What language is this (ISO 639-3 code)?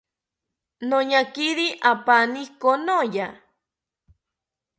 cpy